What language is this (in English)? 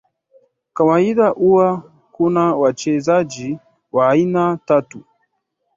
Swahili